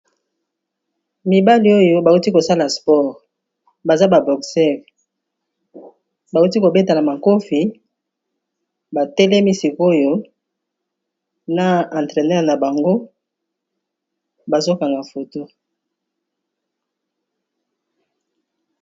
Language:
Lingala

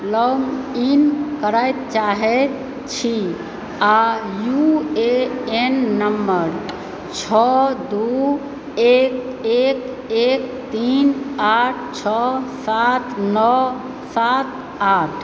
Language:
Maithili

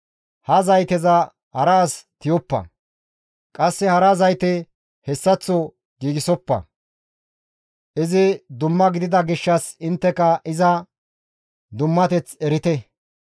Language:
Gamo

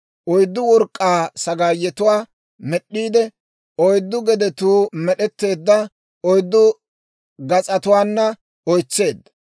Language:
Dawro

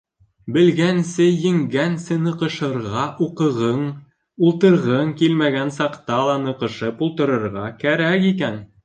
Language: Bashkir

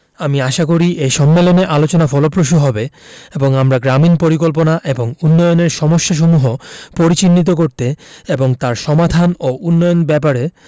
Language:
Bangla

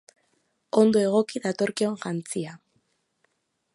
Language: Basque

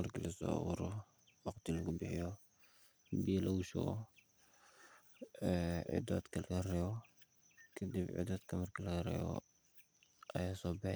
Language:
Somali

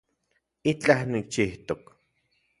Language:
Central Puebla Nahuatl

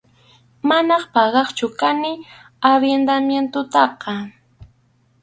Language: Arequipa-La Unión Quechua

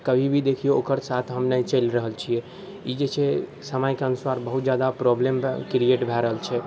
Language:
Maithili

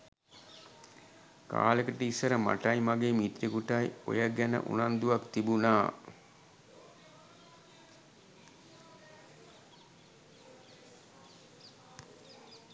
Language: Sinhala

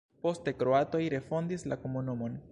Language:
Esperanto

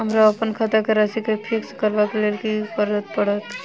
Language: Maithili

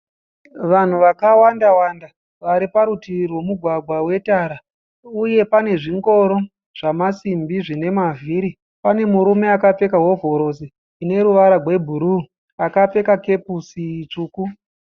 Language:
Shona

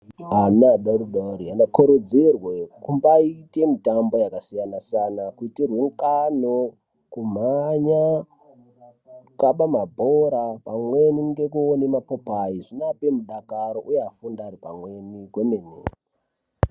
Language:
Ndau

